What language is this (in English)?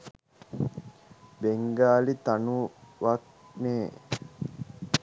Sinhala